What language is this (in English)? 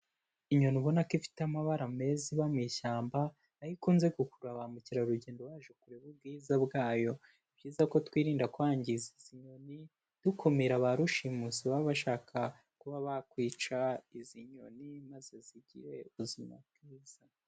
Kinyarwanda